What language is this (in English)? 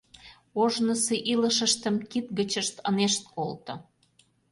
Mari